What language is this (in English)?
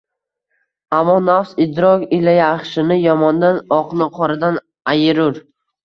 Uzbek